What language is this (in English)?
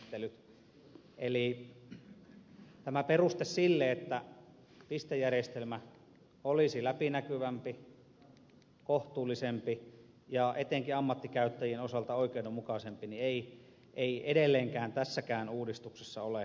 Finnish